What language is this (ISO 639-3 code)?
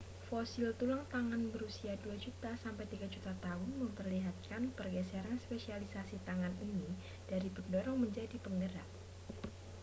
ind